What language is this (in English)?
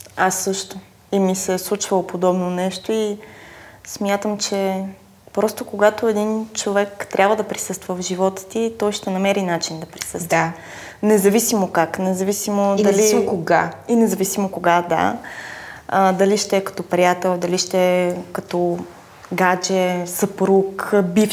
Bulgarian